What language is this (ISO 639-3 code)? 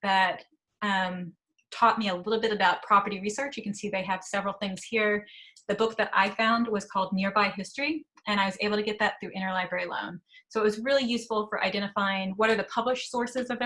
eng